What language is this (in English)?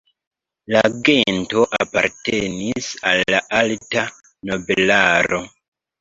Esperanto